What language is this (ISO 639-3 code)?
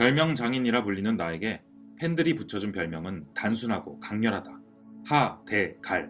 kor